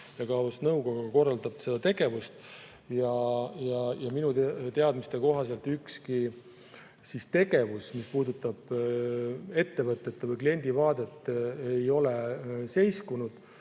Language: Estonian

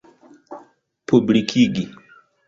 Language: Esperanto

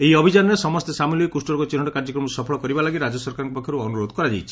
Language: Odia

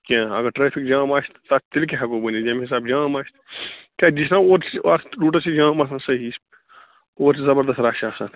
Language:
Kashmiri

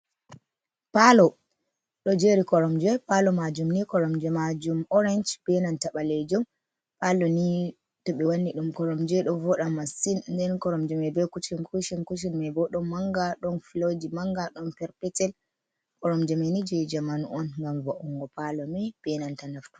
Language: Fula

